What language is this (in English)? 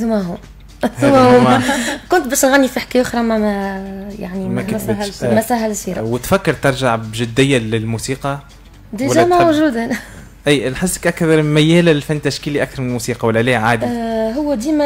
Arabic